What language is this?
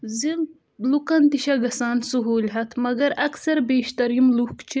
Kashmiri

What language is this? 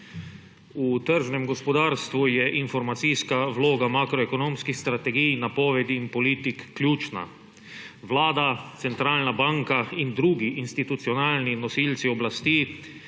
Slovenian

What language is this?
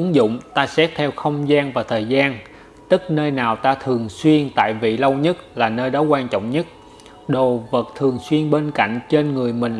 Vietnamese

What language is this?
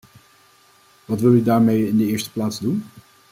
Dutch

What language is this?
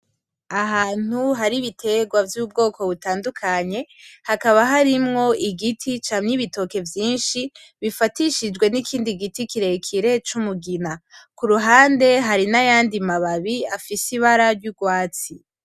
Rundi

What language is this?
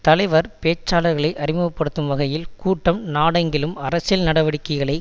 Tamil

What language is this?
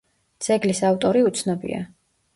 Georgian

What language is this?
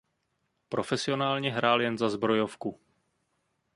Czech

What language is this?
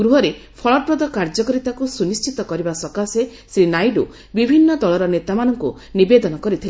Odia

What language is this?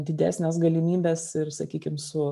Lithuanian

